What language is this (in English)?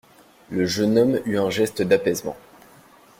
French